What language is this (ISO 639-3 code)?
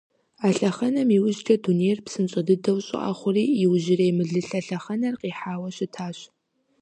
kbd